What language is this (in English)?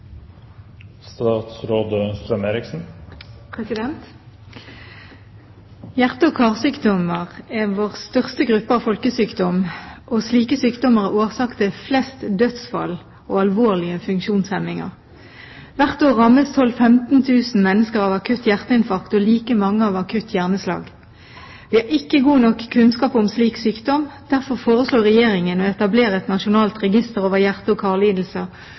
Norwegian Bokmål